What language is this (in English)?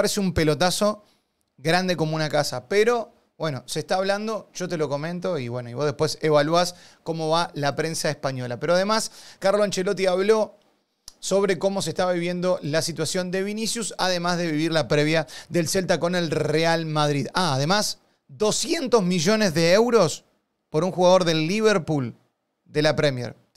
Spanish